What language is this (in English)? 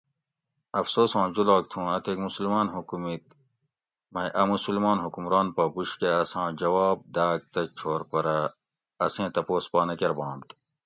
Gawri